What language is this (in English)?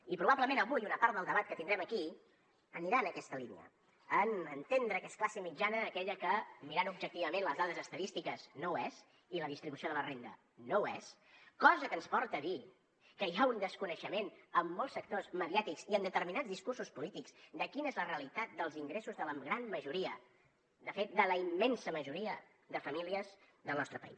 Catalan